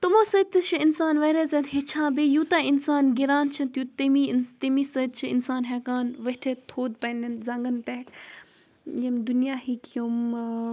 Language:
Kashmiri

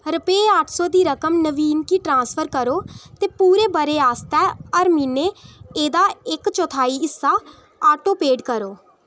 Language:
Dogri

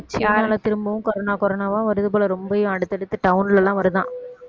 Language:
Tamil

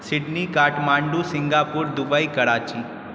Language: Maithili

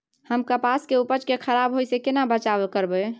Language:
Maithili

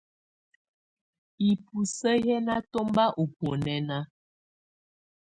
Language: Tunen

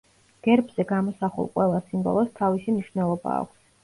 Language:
Georgian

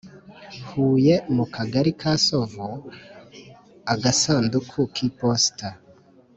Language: Kinyarwanda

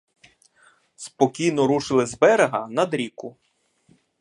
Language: Ukrainian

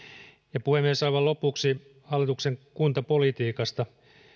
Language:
Finnish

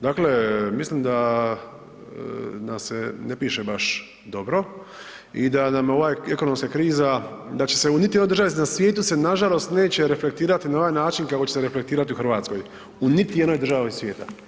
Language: Croatian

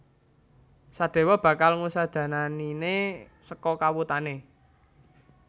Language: Javanese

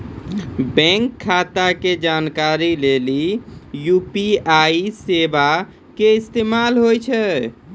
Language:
Maithili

